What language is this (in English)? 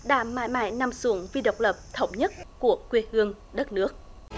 Vietnamese